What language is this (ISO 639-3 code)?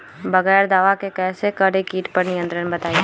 mag